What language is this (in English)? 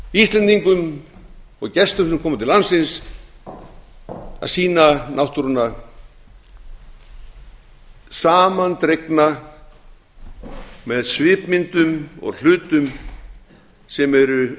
Icelandic